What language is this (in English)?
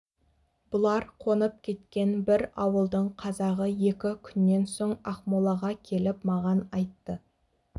Kazakh